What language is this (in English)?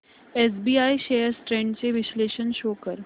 Marathi